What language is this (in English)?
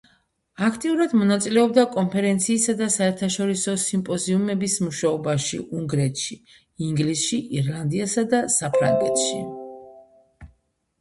Georgian